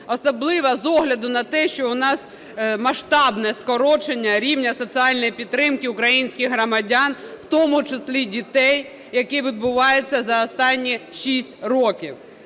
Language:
Ukrainian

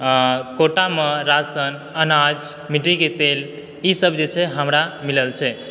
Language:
Maithili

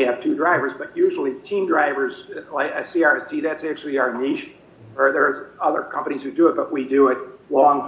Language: English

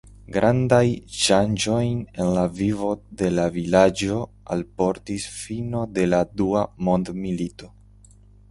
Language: Esperanto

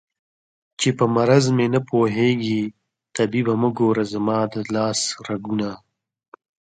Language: Pashto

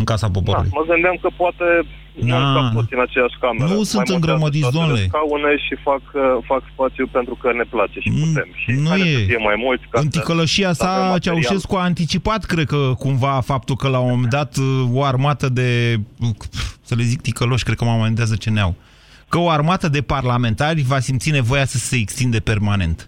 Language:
Romanian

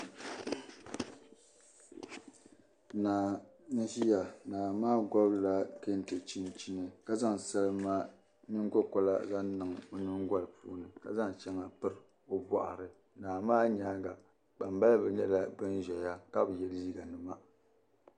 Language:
Dagbani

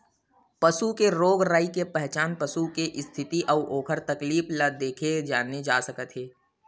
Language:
Chhattisgarhi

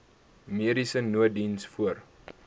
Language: Afrikaans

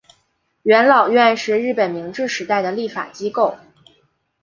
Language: Chinese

